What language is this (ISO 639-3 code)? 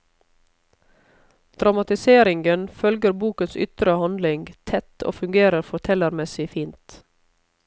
nor